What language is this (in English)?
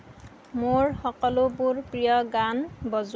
Assamese